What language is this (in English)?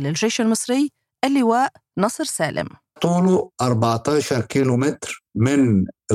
Arabic